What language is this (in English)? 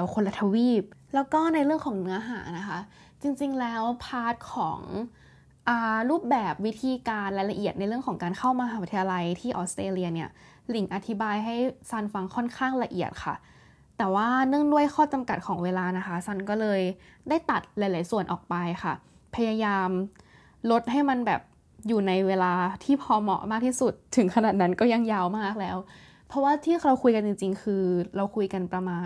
Thai